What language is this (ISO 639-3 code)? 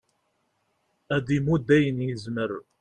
kab